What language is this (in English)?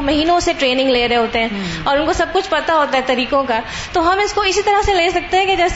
Urdu